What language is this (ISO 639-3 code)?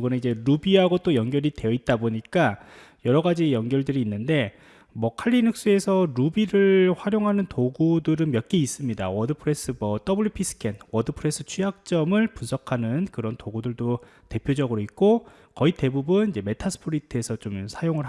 kor